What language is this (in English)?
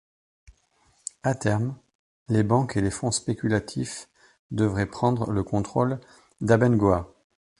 French